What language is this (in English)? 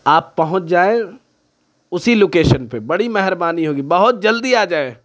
Urdu